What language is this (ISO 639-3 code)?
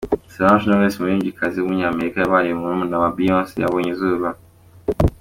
kin